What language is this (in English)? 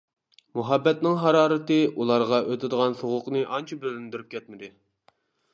Uyghur